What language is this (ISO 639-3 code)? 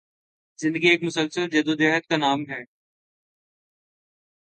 urd